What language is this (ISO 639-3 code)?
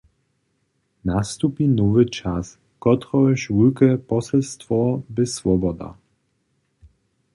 hsb